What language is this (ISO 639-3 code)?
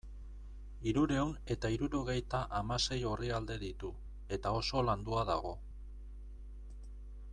eus